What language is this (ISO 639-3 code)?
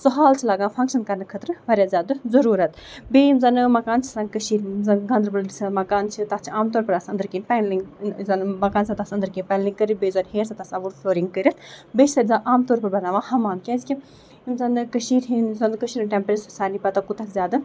kas